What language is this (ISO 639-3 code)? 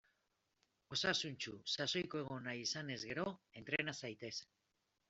eus